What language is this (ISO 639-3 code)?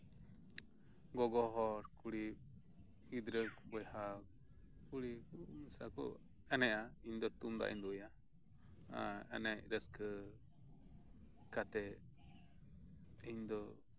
sat